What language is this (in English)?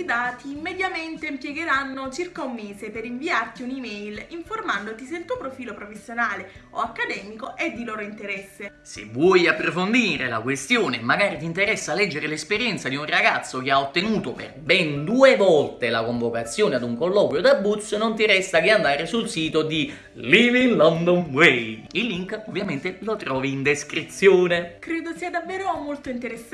Italian